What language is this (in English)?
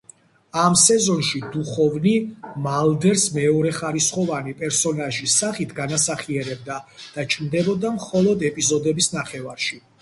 Georgian